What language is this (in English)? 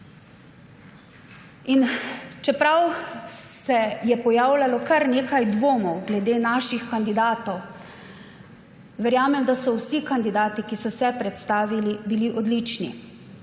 Slovenian